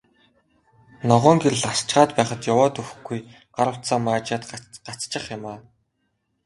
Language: Mongolian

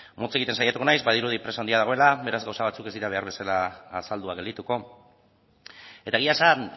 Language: Basque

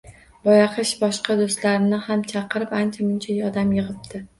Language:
Uzbek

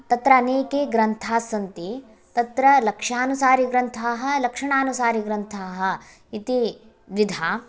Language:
Sanskrit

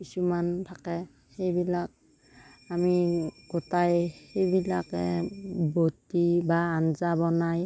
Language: Assamese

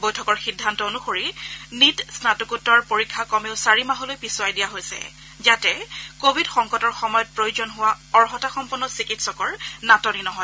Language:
Assamese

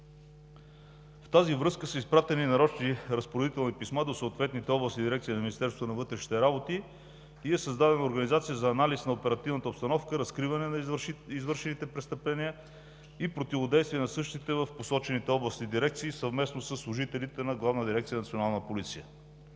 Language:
Bulgarian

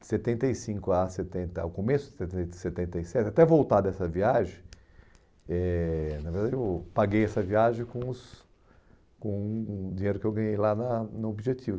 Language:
Portuguese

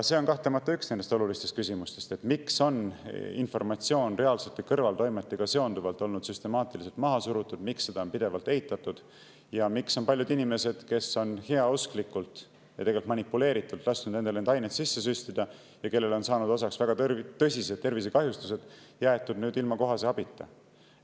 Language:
Estonian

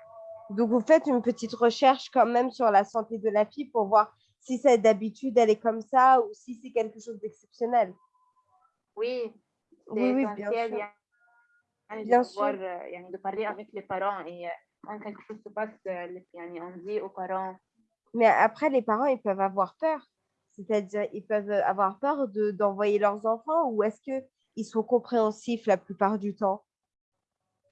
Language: French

